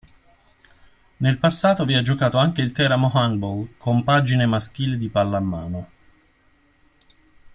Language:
Italian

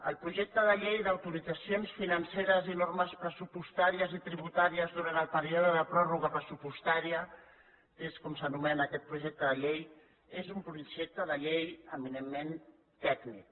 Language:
Catalan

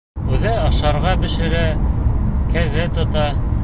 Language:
Bashkir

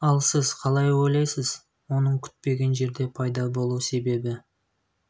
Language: Kazakh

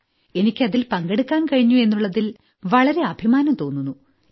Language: Malayalam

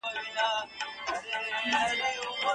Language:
Pashto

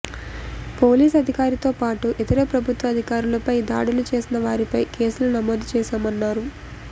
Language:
Telugu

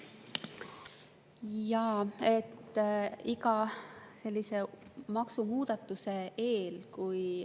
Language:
Estonian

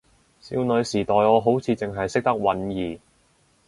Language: Cantonese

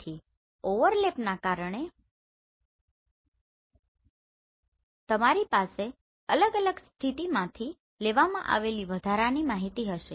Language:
Gujarati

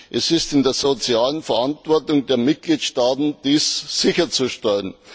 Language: German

